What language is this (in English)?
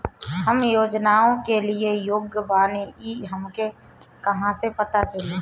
Bhojpuri